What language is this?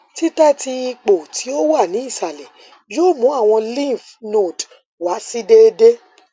Yoruba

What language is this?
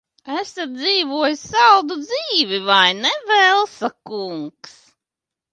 Latvian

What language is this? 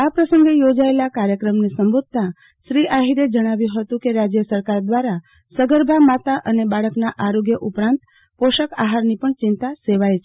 Gujarati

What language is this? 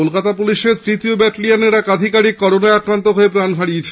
Bangla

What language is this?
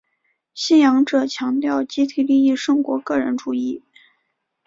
Chinese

